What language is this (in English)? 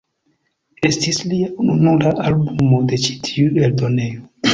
Esperanto